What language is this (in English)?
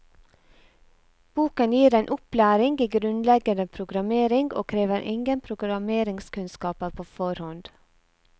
Norwegian